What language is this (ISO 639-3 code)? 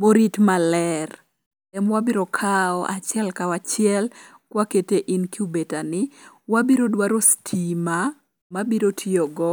luo